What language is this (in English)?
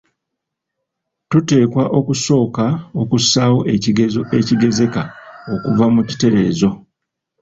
Ganda